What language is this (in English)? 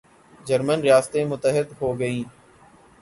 Urdu